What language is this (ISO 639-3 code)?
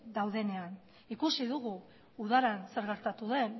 eus